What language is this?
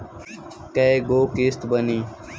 Bhojpuri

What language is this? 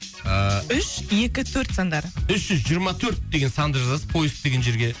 Kazakh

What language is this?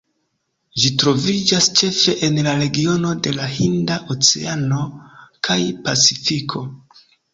Esperanto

